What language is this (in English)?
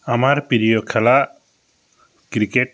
Bangla